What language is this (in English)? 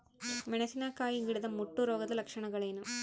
Kannada